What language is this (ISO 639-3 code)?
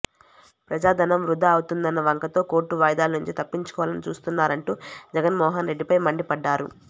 tel